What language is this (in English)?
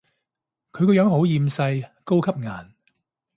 Cantonese